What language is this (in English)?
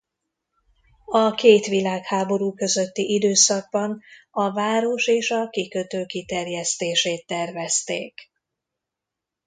Hungarian